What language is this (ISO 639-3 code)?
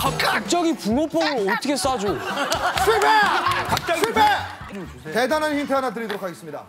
kor